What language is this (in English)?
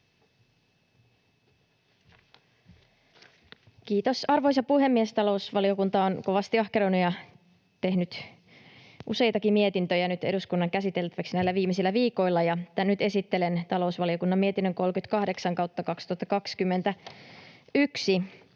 Finnish